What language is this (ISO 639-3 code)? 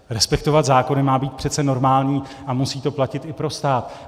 ces